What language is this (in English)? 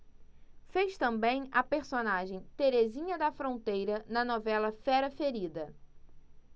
Portuguese